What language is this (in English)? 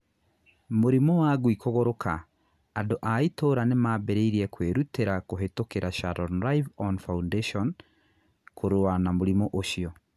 Kikuyu